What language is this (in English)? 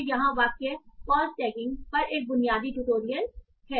Hindi